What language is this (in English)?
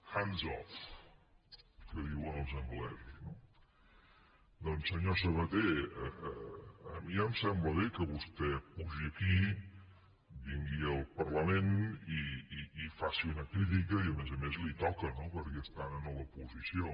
Catalan